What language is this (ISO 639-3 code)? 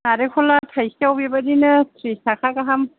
brx